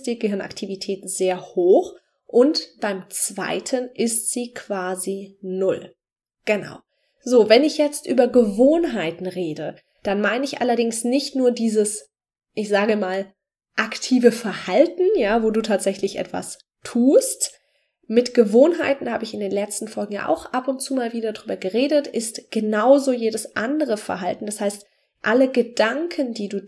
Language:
German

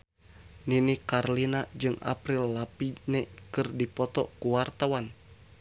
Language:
Sundanese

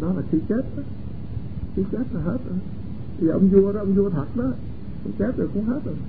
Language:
Vietnamese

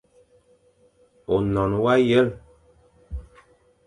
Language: Fang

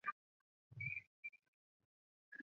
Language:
Chinese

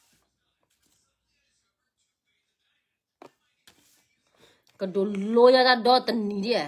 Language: Thai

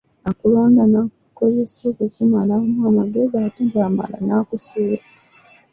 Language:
Ganda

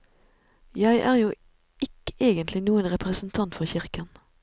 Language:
Norwegian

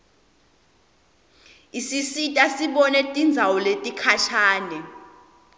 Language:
Swati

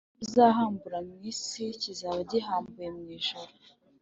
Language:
Kinyarwanda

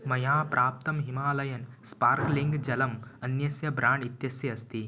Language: Sanskrit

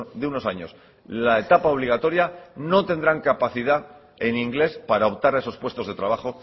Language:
Spanish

